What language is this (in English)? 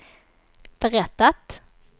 Swedish